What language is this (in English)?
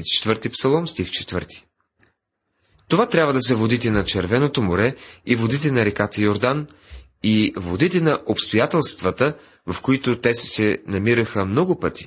Bulgarian